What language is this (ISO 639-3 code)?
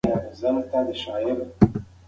pus